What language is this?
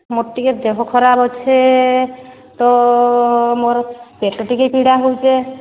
Odia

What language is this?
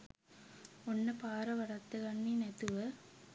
Sinhala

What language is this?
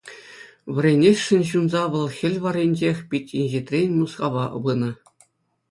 Chuvash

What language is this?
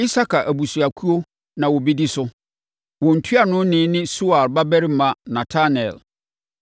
Akan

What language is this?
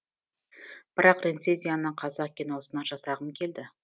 Kazakh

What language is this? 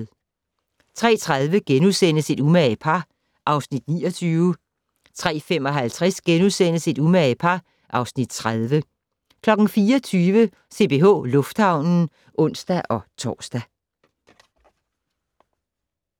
Danish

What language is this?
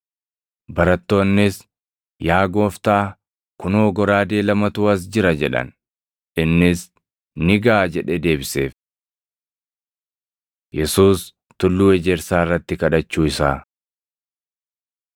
Oromo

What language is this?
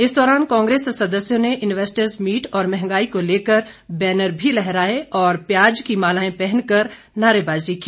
Hindi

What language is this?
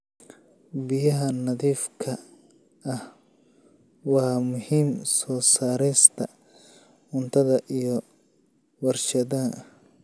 Somali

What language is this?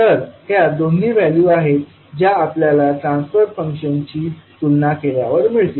Marathi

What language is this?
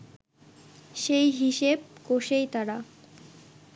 Bangla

